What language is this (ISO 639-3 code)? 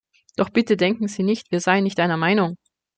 deu